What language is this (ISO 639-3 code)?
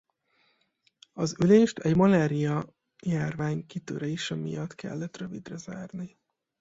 hun